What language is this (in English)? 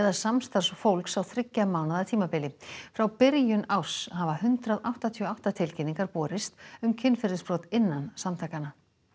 Icelandic